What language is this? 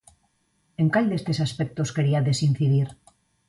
Galician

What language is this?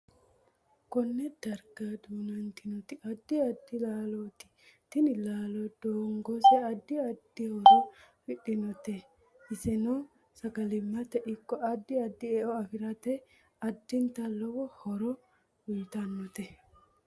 Sidamo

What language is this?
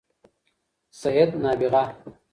Pashto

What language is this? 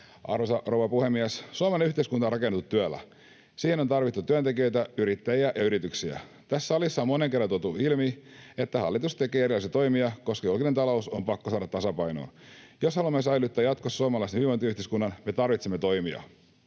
Finnish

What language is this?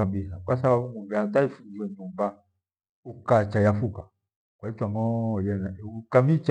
Gweno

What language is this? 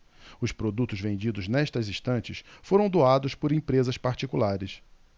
Portuguese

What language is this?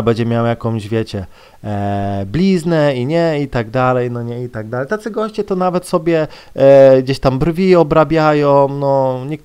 Polish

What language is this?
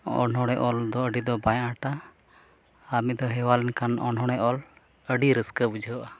Santali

